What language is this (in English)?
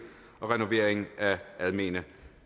Danish